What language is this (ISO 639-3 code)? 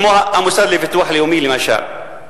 heb